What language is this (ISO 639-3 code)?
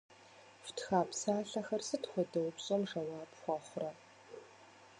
kbd